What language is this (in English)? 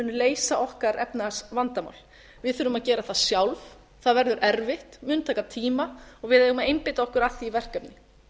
Icelandic